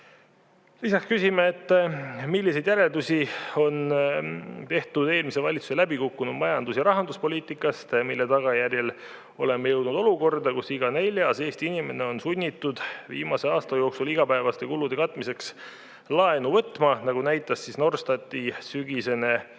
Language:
Estonian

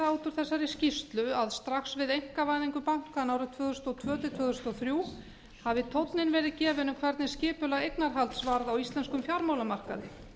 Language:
Icelandic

